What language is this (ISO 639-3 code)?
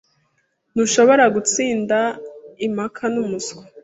kin